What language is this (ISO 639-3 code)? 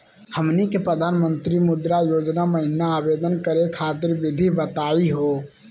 mag